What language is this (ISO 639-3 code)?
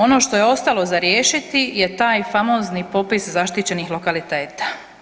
hrv